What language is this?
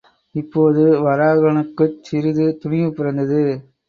Tamil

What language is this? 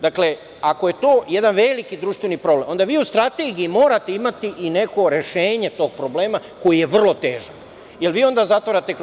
Serbian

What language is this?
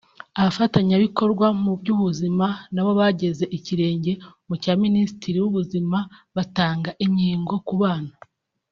Kinyarwanda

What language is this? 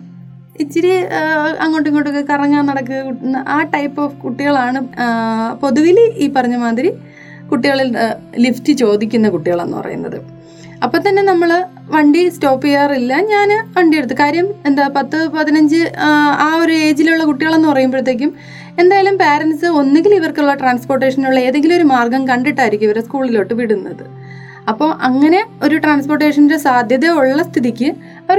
Malayalam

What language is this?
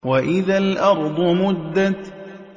Arabic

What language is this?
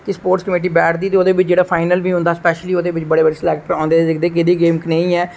Dogri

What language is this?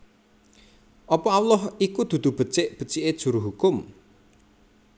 Javanese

